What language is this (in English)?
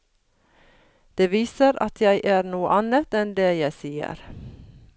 Norwegian